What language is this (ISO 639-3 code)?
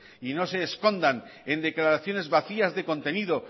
spa